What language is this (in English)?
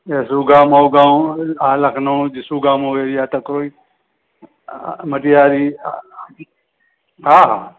Sindhi